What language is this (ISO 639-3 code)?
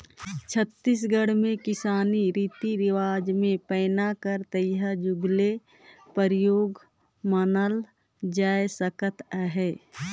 hne